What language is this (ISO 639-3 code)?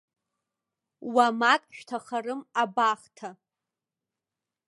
abk